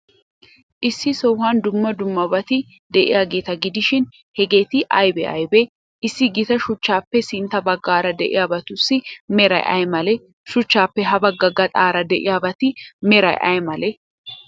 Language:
Wolaytta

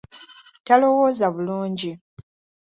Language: Ganda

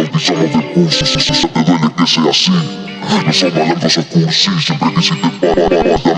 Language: Spanish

